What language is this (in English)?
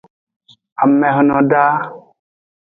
Aja (Benin)